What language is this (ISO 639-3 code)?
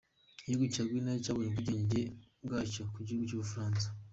kin